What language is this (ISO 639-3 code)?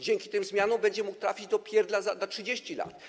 pol